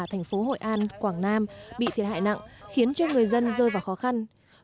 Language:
Vietnamese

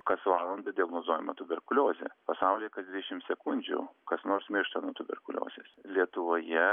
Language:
Lithuanian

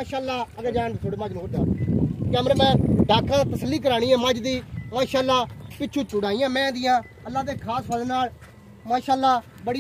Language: Hindi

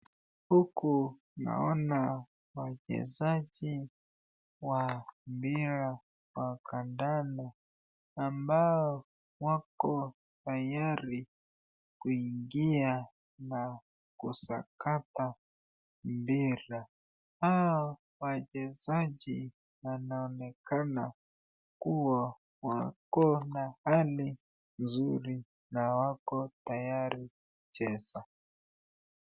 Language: Swahili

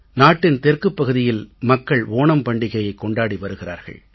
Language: Tamil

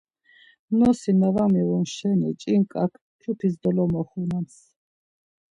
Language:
Laz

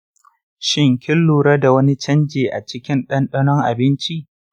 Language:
Hausa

